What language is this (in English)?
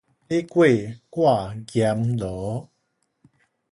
Min Nan Chinese